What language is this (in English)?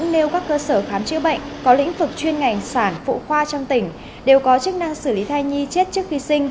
Vietnamese